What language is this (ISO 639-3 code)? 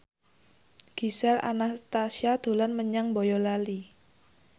jav